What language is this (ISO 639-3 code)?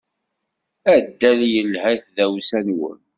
kab